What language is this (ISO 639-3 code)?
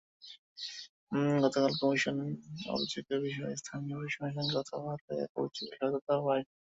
ben